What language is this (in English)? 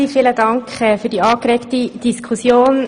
Swiss German